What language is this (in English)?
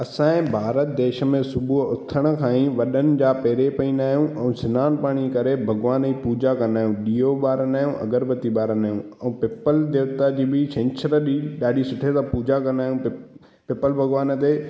Sindhi